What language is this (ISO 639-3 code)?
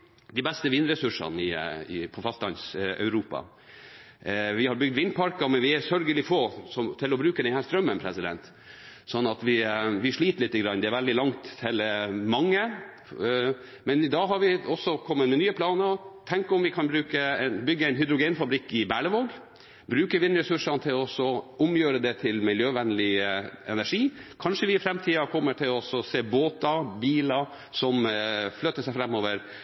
nob